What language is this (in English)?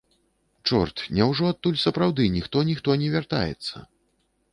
Belarusian